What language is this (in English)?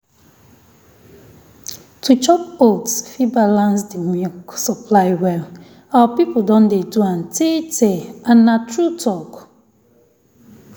Nigerian Pidgin